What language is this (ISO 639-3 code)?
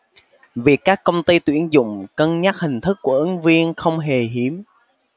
vie